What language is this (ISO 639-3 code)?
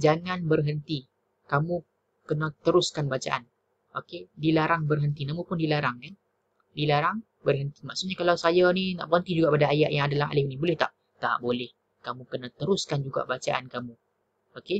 msa